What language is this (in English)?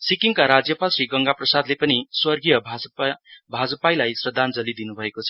Nepali